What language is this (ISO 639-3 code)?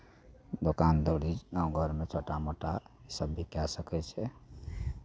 mai